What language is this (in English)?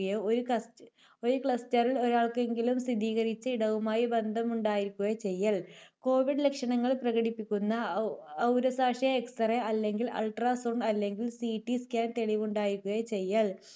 Malayalam